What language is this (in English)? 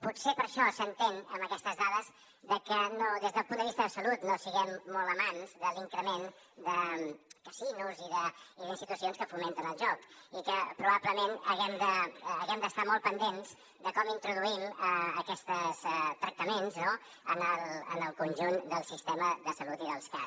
Catalan